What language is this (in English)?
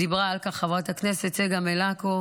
Hebrew